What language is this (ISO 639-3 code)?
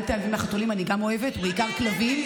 heb